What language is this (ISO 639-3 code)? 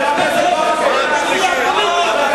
heb